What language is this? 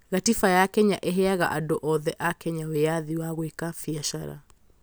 Kikuyu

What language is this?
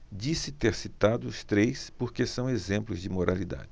Portuguese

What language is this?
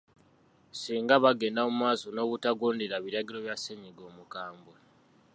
Ganda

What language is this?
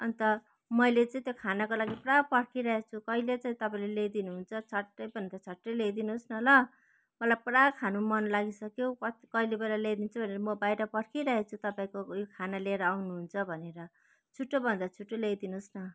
Nepali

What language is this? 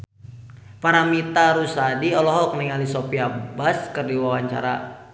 Sundanese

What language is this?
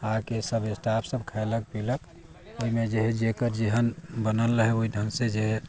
Maithili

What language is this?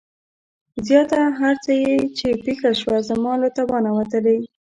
Pashto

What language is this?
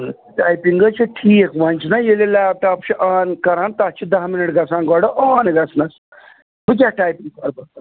Kashmiri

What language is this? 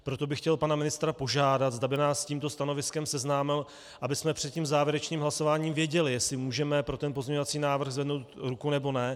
Czech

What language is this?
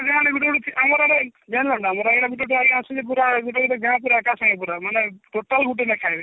Odia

